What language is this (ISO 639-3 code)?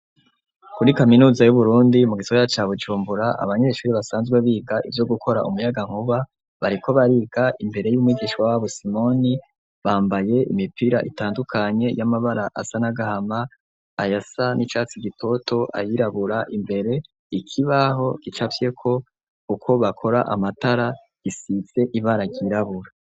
run